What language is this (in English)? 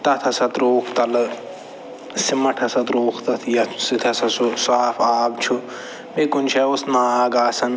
Kashmiri